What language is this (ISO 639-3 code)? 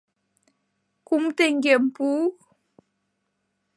chm